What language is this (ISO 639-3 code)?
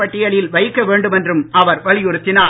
tam